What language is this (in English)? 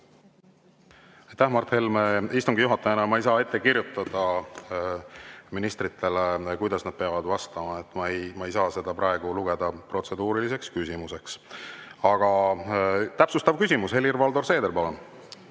Estonian